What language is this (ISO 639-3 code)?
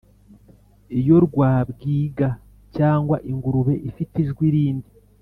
kin